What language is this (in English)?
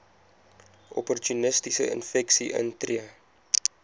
Afrikaans